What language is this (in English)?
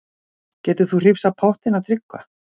Icelandic